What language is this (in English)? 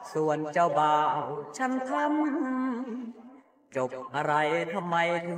Thai